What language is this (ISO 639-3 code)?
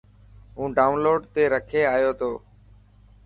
mki